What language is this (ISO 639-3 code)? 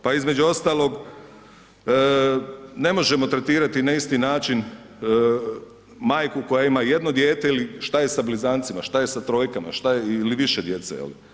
hrv